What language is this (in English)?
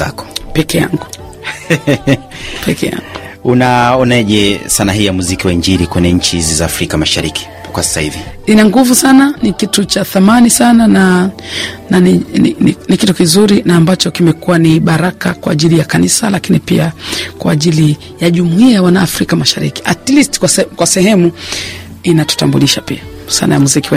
Swahili